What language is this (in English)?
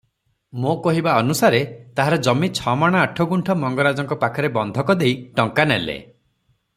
Odia